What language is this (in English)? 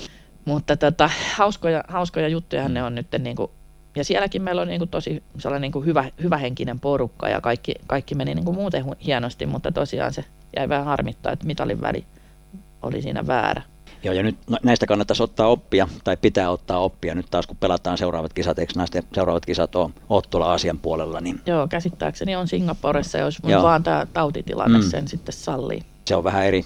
Finnish